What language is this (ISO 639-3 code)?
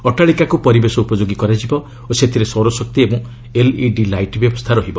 ori